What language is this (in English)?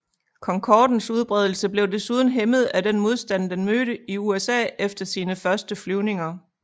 Danish